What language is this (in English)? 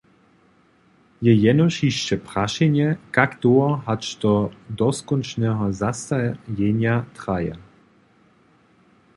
Upper Sorbian